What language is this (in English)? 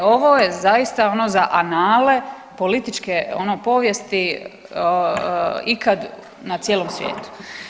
Croatian